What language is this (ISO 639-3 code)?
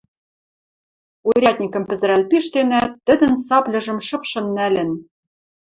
mrj